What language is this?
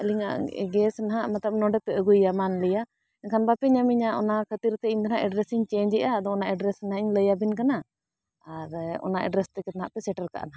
Santali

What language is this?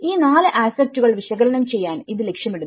Malayalam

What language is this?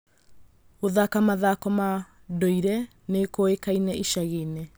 Kikuyu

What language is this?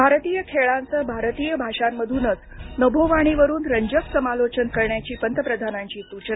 Marathi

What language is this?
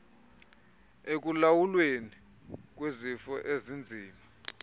Xhosa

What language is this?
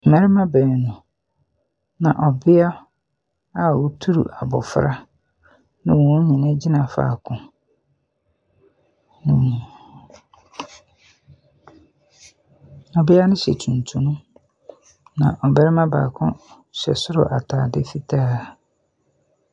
Akan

